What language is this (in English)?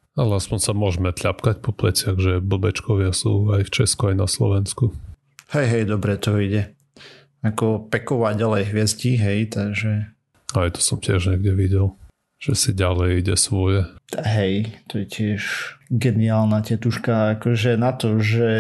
Slovak